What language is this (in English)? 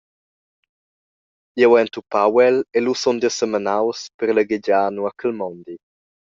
Romansh